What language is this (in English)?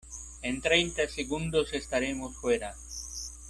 Spanish